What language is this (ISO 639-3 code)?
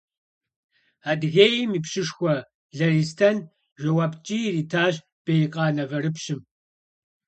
kbd